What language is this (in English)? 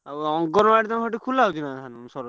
Odia